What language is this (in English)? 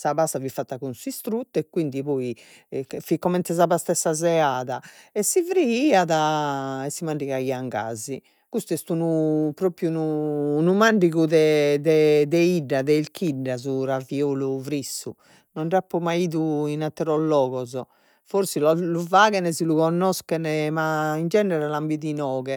Sardinian